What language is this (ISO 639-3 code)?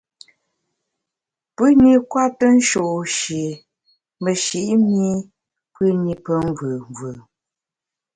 bax